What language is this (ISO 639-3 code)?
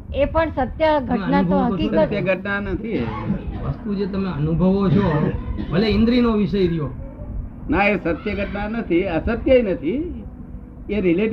guj